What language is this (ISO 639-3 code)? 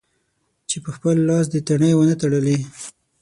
pus